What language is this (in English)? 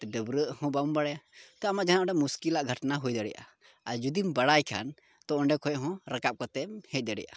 Santali